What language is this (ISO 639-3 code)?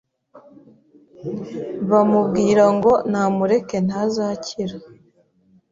kin